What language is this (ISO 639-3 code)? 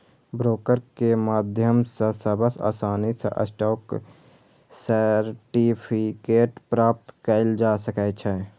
mai